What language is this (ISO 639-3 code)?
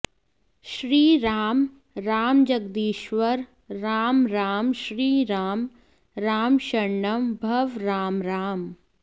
san